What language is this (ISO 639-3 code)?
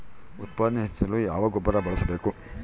kan